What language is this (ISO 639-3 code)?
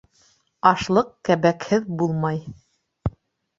bak